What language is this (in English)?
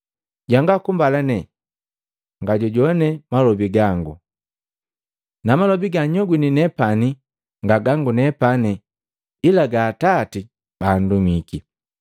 Matengo